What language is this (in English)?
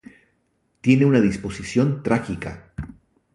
Spanish